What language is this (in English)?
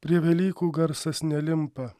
Lithuanian